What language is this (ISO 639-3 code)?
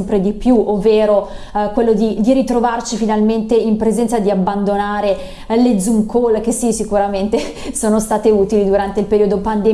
ita